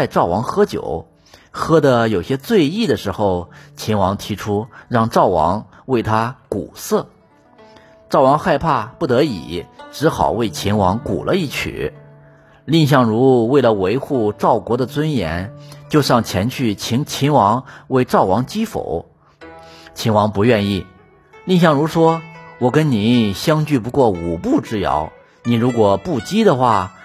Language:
Chinese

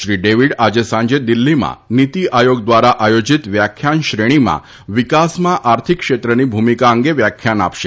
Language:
Gujarati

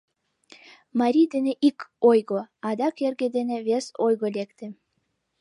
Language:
Mari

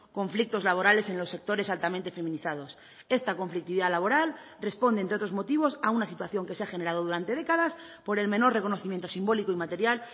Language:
Spanish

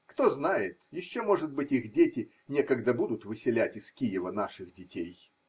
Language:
Russian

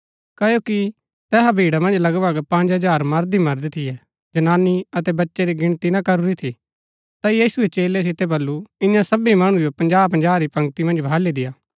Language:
Gaddi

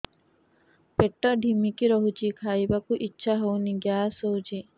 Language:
Odia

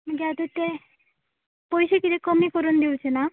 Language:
Konkani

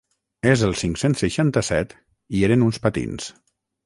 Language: Catalan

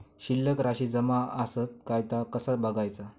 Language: Marathi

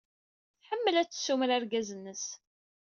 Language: Kabyle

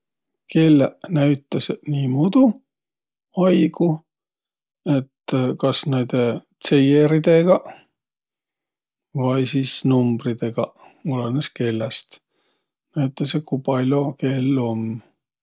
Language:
Võro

